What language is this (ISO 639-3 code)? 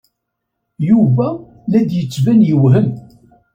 kab